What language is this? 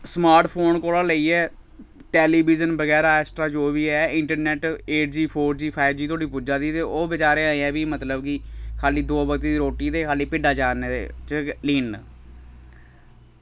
Dogri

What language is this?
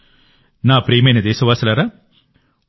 Telugu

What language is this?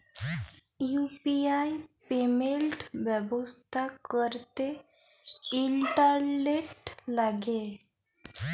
Bangla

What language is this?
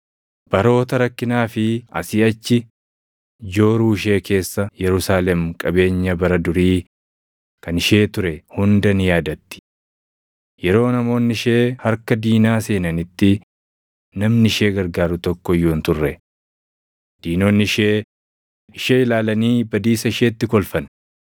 Oromo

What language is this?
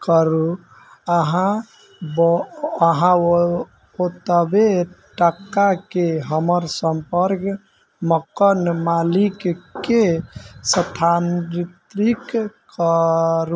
Maithili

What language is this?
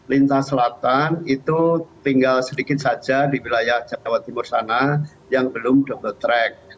Indonesian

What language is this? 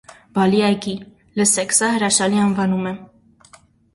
Armenian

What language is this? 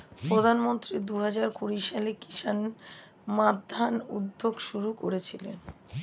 Bangla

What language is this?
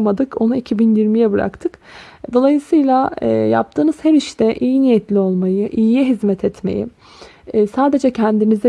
Turkish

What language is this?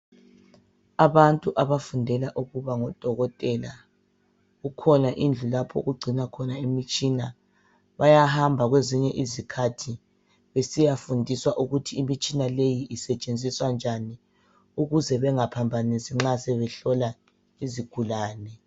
North Ndebele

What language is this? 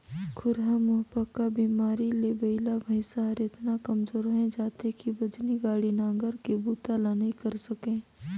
Chhattisgarhi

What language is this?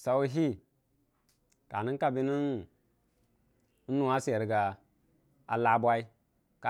Dijim-Bwilim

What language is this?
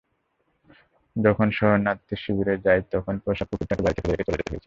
Bangla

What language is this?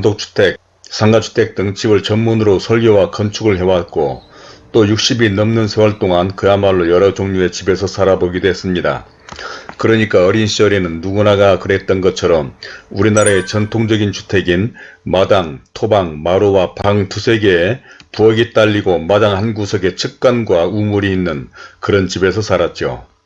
Korean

